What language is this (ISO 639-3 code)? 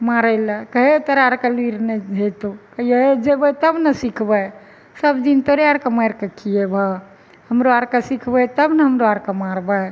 mai